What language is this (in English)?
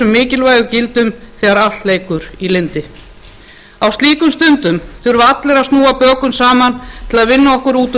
Icelandic